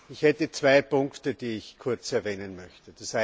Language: German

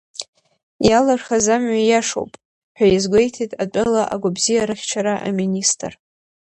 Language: Abkhazian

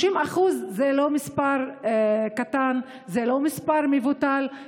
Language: Hebrew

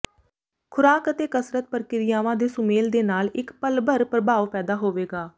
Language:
Punjabi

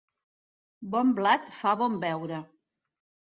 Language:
Catalan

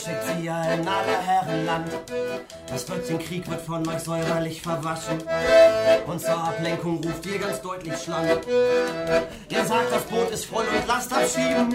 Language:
German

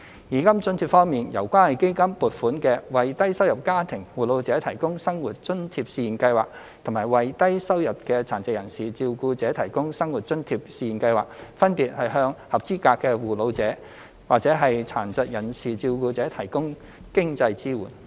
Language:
Cantonese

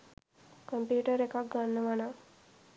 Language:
Sinhala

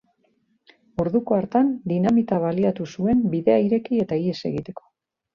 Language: Basque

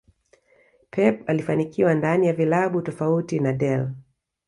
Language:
Swahili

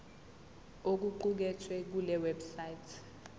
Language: Zulu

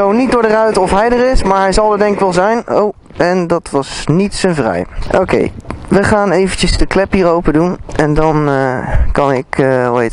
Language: Dutch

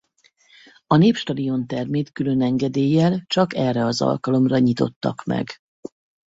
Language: Hungarian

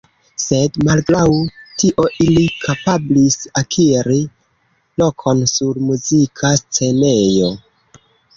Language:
Esperanto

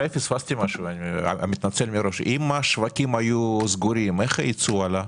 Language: Hebrew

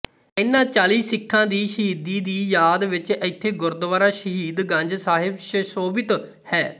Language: Punjabi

